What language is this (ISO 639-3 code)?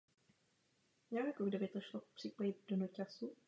ces